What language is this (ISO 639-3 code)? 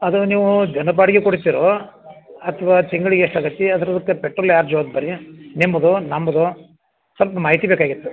kan